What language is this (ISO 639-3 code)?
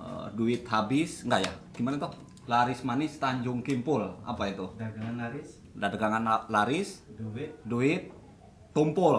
ind